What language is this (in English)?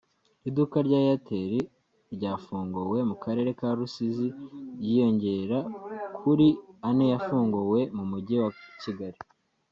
Kinyarwanda